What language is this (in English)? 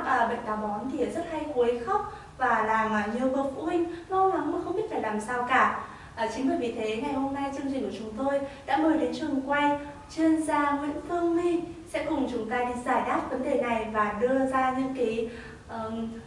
Vietnamese